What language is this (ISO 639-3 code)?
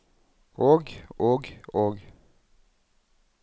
nor